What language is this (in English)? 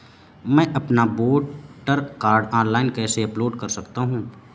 Hindi